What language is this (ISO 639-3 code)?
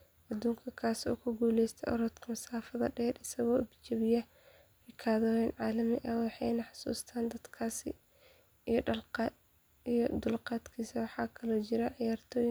som